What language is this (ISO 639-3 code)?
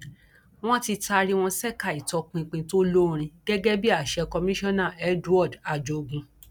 yor